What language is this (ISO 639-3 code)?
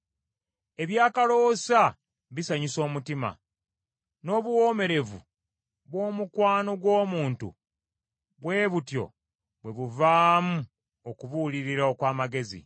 lug